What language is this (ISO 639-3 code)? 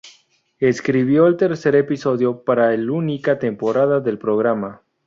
spa